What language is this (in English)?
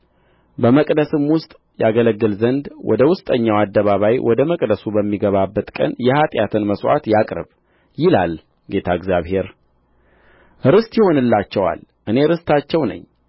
Amharic